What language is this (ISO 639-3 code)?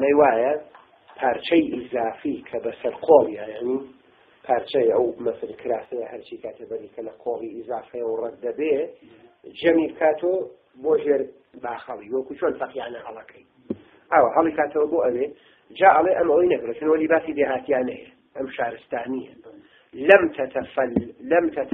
ara